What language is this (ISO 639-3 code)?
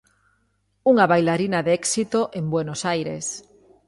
glg